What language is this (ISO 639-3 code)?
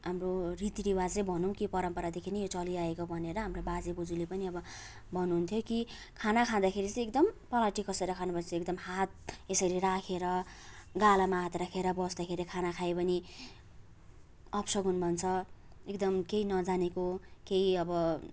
nep